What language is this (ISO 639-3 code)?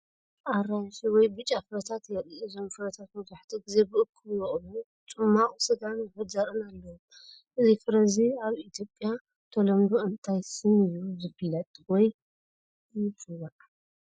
tir